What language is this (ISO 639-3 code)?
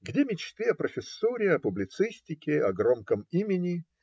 rus